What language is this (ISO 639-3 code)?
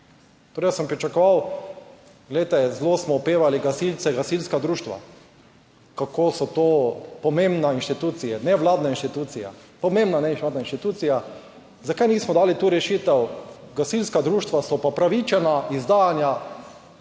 slv